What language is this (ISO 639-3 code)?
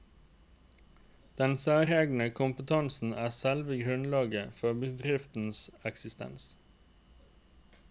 nor